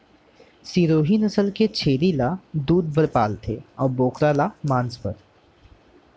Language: Chhattisgarhi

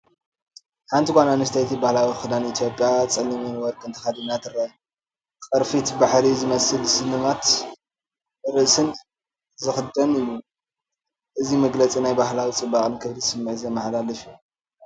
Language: Tigrinya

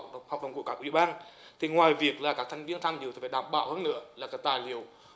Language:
Vietnamese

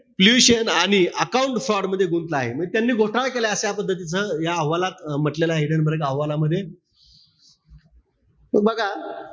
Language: Marathi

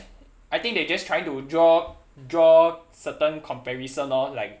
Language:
English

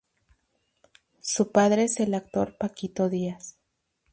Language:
Spanish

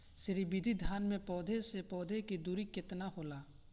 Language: Bhojpuri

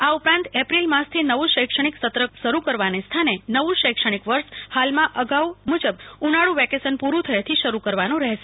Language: Gujarati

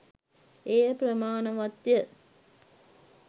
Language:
Sinhala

